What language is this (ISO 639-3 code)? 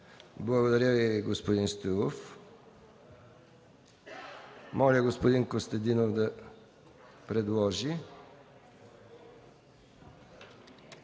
bul